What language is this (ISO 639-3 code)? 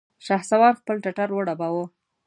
pus